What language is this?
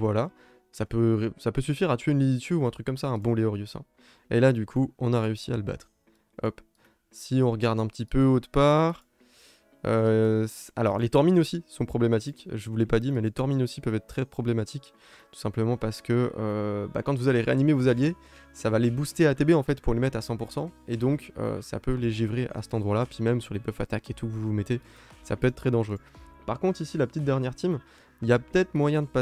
French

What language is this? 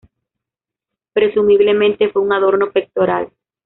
Spanish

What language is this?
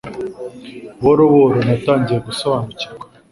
Kinyarwanda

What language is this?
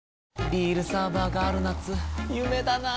Japanese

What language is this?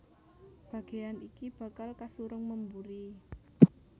Javanese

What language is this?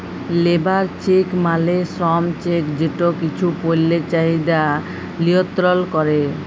Bangla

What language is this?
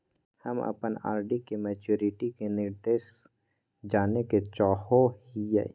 Magahi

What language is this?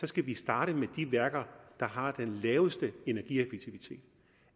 Danish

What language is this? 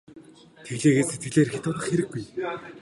Mongolian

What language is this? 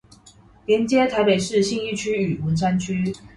Chinese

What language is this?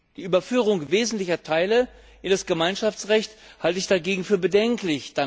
German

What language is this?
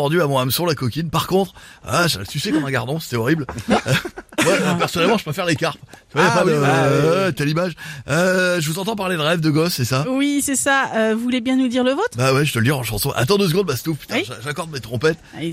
French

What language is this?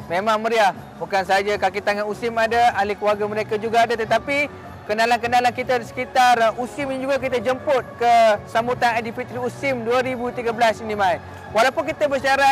Malay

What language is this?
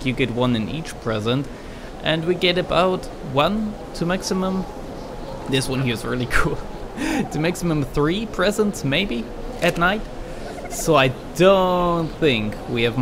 English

